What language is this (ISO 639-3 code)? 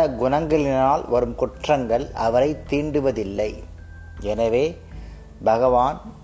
tam